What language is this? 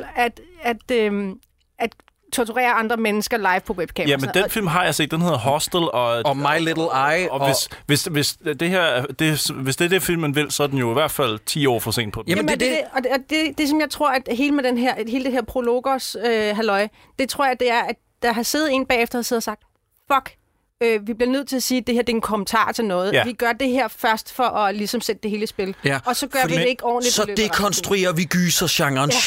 Danish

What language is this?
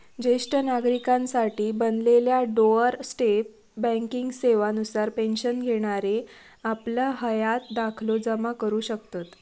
Marathi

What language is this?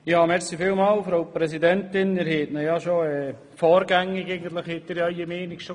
Swiss German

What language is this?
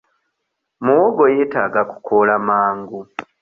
Ganda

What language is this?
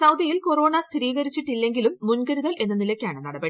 Malayalam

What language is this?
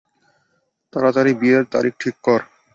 Bangla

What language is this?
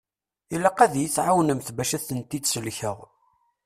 Kabyle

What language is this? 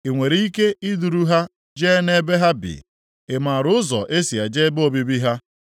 Igbo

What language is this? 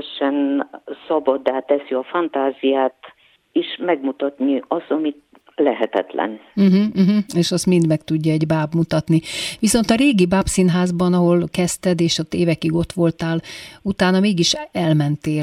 Hungarian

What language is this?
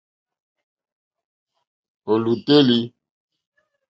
Mokpwe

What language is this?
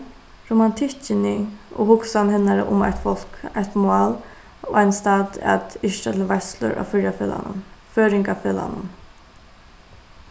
Faroese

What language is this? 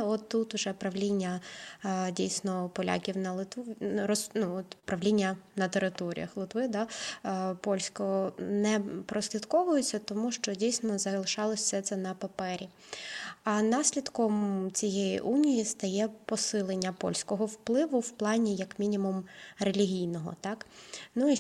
Ukrainian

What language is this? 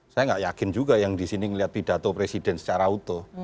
Indonesian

